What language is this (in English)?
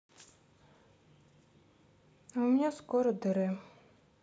Russian